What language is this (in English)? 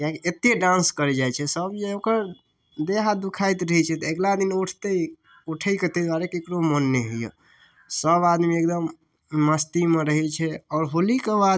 Maithili